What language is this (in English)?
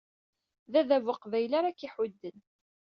Kabyle